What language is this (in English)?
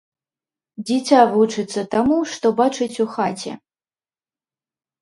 Belarusian